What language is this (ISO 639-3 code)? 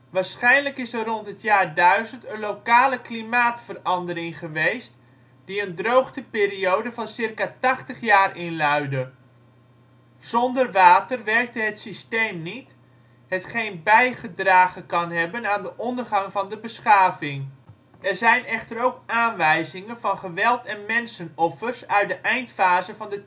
nld